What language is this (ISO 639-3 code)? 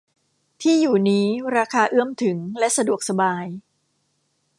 tha